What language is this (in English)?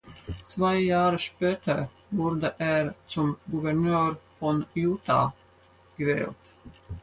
German